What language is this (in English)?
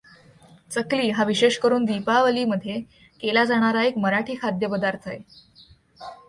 Marathi